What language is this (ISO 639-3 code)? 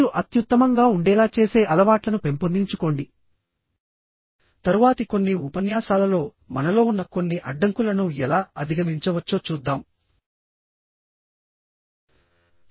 tel